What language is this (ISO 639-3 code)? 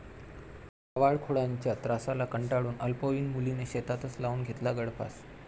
mar